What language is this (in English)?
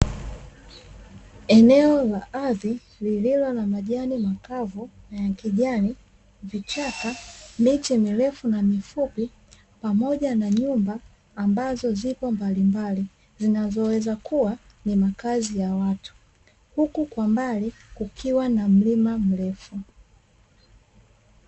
Swahili